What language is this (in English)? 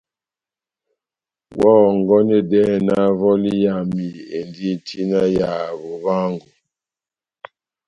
Batanga